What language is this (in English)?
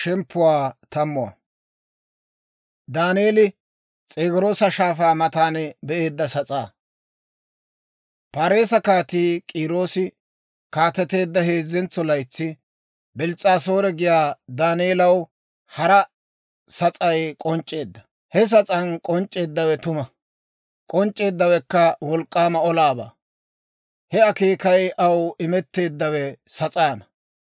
Dawro